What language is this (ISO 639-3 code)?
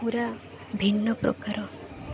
ori